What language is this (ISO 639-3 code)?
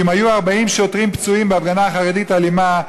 heb